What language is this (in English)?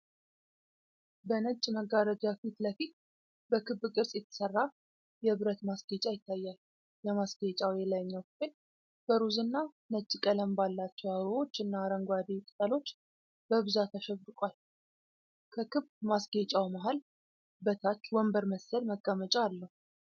Amharic